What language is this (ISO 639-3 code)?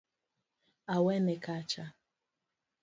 luo